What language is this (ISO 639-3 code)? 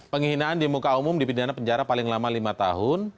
ind